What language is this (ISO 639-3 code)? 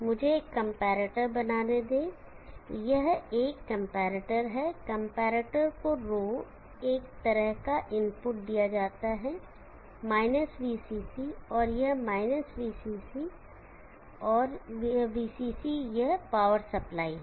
hin